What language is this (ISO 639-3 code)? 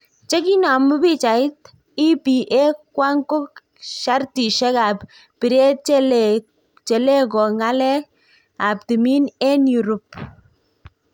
kln